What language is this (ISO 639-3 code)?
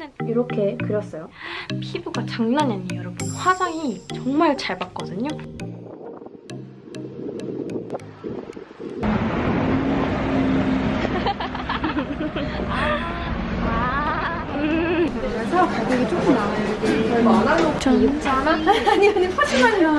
kor